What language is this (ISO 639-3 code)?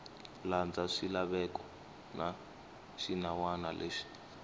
tso